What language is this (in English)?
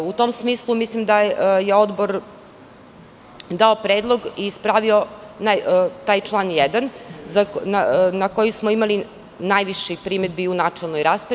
Serbian